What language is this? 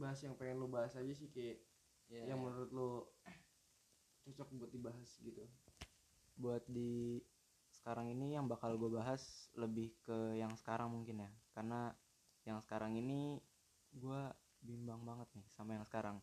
Indonesian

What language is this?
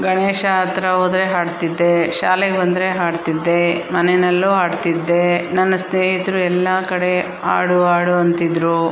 Kannada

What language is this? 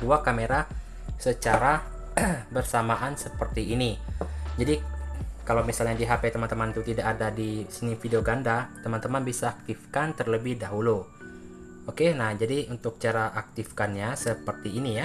Indonesian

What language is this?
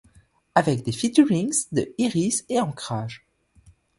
French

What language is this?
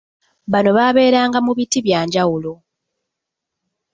Ganda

